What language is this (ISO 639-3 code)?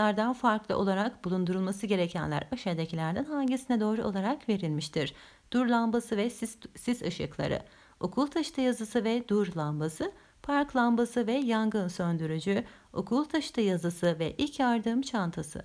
tur